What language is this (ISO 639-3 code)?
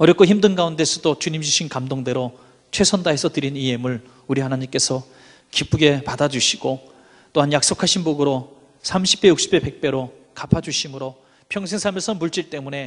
kor